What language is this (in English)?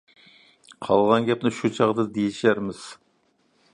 Uyghur